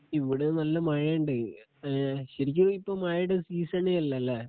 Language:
Malayalam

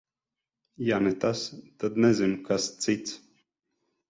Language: Latvian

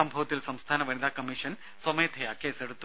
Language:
Malayalam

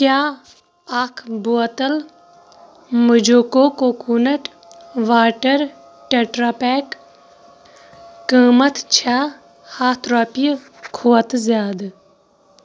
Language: Kashmiri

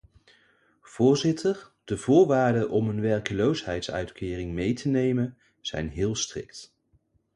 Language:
Dutch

